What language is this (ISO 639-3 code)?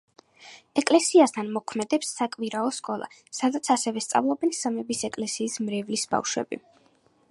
kat